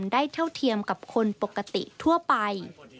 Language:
Thai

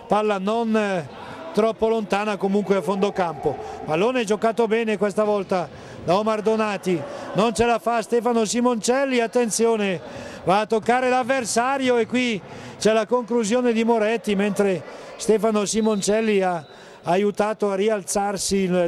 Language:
Italian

